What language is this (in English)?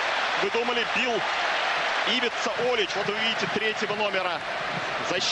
Russian